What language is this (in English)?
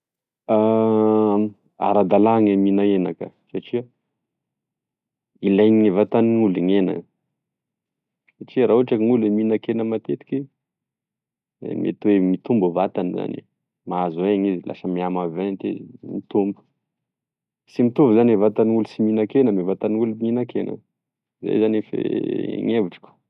Tesaka Malagasy